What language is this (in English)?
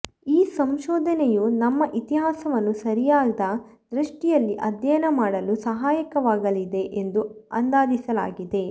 Kannada